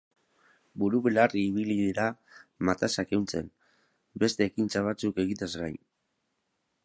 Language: Basque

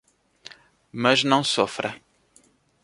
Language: Portuguese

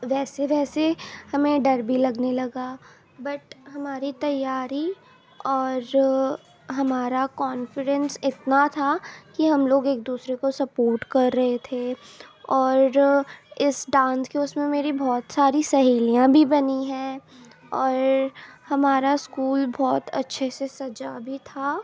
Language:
Urdu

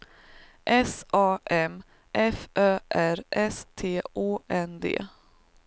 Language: Swedish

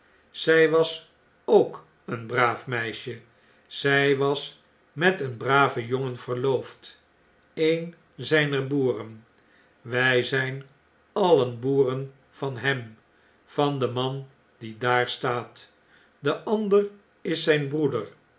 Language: Dutch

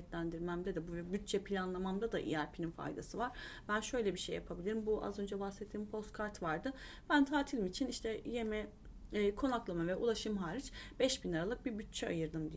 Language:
Turkish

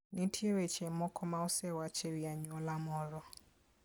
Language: Luo (Kenya and Tanzania)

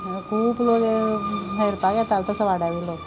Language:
Konkani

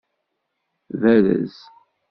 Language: Kabyle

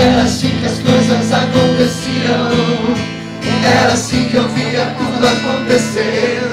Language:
Greek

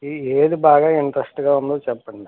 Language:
Telugu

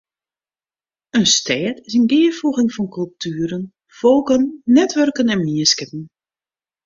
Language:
Western Frisian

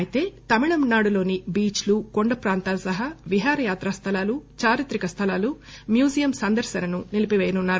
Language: Telugu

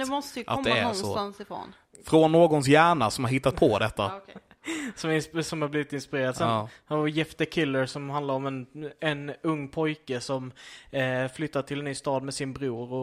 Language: Swedish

